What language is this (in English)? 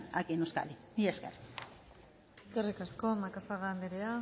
Basque